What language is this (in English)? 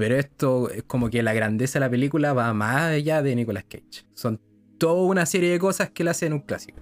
Spanish